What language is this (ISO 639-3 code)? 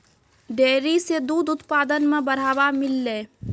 mai